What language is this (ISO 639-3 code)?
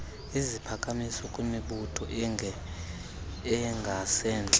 xho